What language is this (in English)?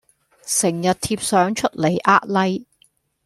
Cantonese